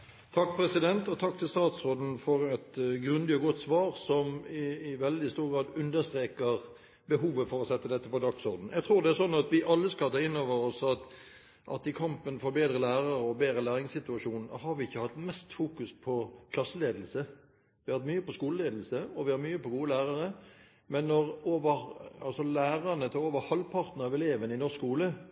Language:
Norwegian Bokmål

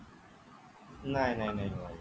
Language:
Assamese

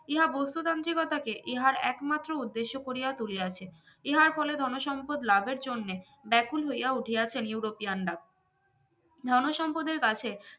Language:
Bangla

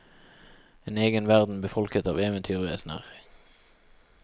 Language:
Norwegian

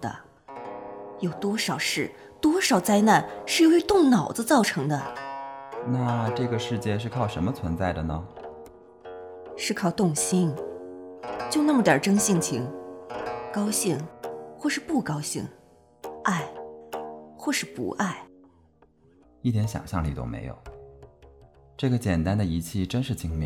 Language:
Chinese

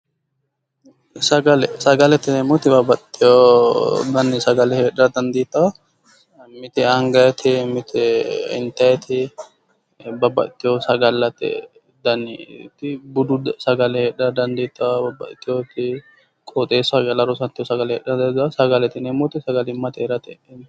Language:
Sidamo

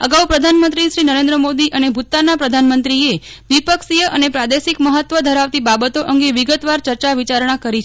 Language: Gujarati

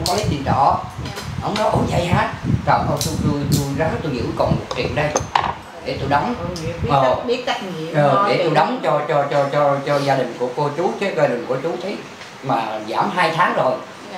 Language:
Vietnamese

